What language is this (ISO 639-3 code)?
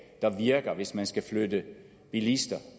dan